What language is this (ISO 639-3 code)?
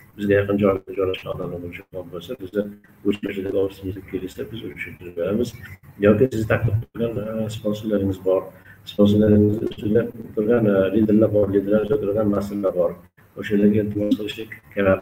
tur